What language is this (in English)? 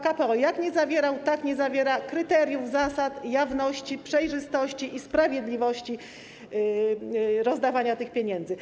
Polish